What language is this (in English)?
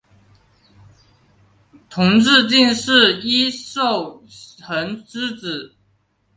Chinese